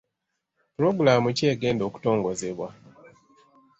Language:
Ganda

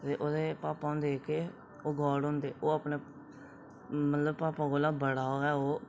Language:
Dogri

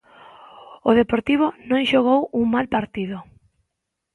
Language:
Galician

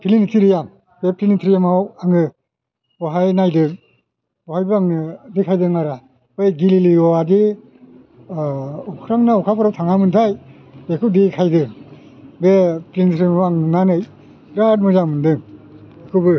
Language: Bodo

